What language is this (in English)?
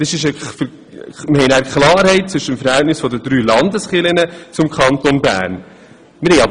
Swiss German